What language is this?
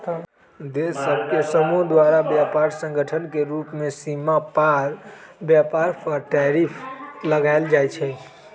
Magahi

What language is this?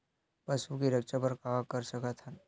Chhattisgarhi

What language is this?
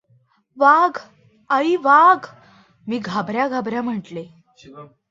Marathi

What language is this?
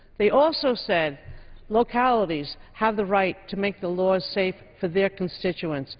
English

